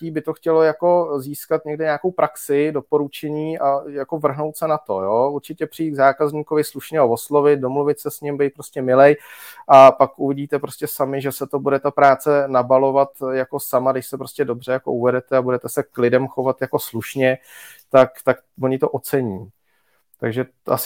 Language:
Czech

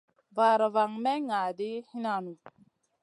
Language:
Masana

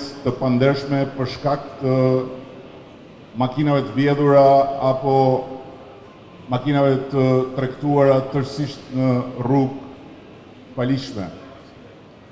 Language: Greek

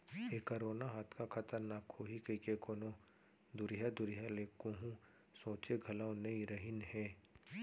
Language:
Chhattisgarhi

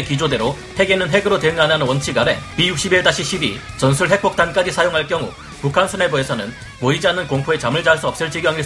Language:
Korean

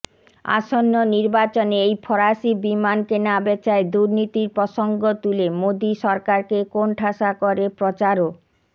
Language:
Bangla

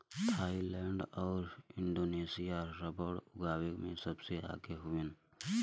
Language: Bhojpuri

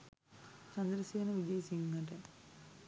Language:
Sinhala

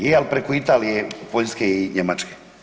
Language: Croatian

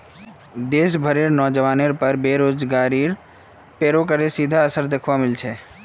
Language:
Magahi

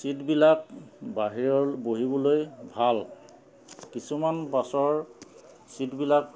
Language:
Assamese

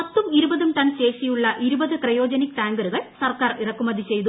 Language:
Malayalam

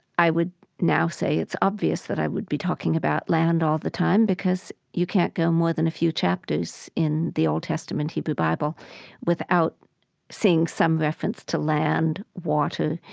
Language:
English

